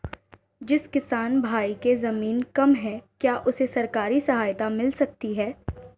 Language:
Hindi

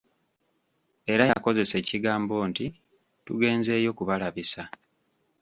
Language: Ganda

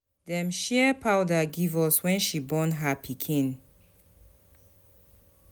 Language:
Nigerian Pidgin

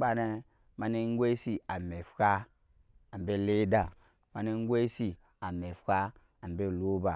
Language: Nyankpa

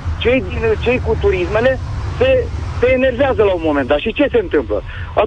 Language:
Romanian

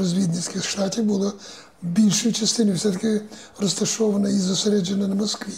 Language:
Ukrainian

